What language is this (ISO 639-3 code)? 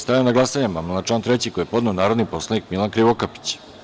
srp